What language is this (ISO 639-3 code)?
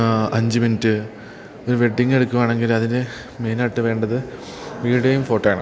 mal